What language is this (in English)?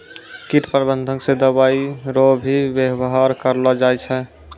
Maithili